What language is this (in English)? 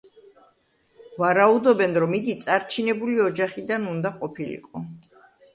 Georgian